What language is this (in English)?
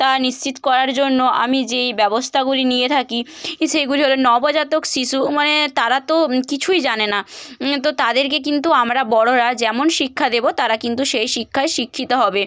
Bangla